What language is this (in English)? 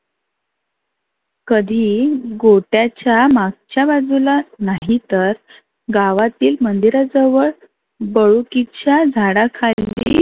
Marathi